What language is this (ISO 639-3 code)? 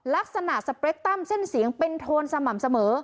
tha